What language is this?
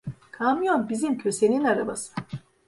Turkish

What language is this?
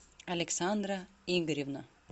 Russian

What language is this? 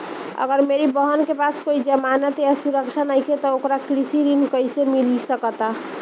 Bhojpuri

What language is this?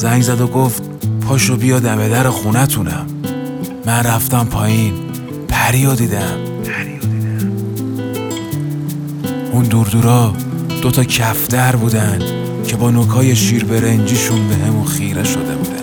Persian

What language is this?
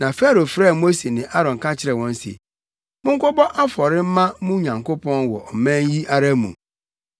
Akan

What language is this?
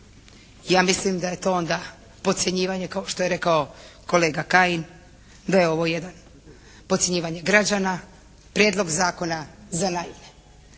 Croatian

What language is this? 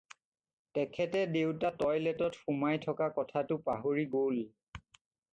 Assamese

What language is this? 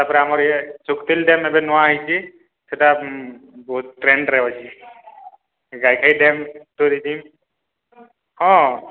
Odia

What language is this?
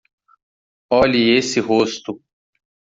Portuguese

